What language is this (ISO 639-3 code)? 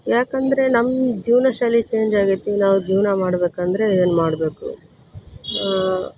kan